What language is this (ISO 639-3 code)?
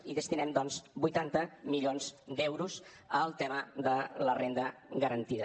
cat